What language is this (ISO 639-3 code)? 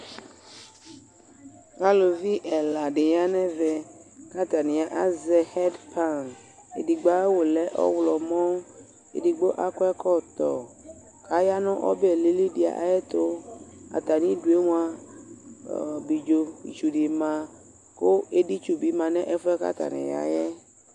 kpo